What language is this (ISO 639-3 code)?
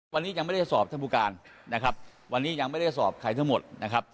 tha